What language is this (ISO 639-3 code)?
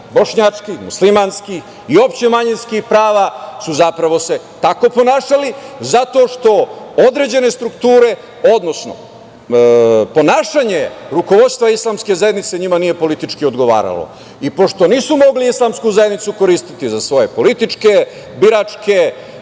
srp